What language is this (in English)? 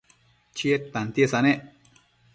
Matsés